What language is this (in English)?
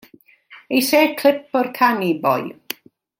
Welsh